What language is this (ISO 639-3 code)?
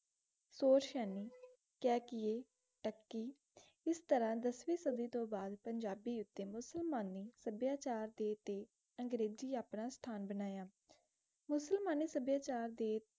pan